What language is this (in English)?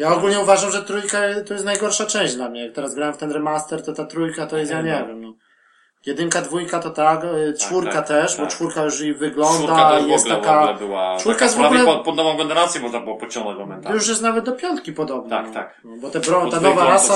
Polish